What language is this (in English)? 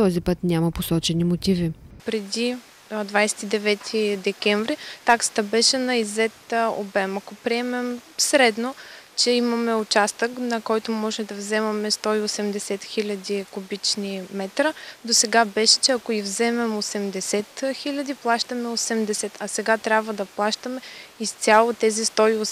Bulgarian